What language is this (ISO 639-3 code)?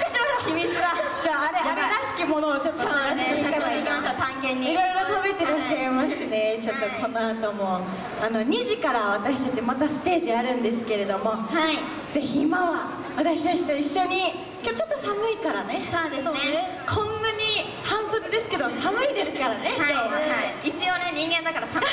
jpn